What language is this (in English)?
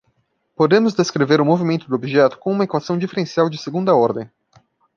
Portuguese